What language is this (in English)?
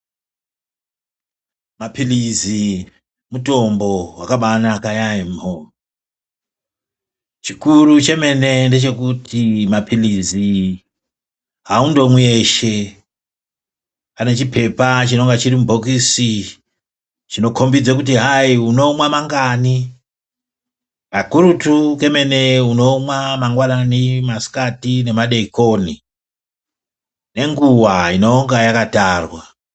Ndau